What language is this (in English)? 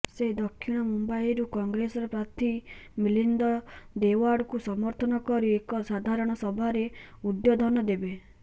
Odia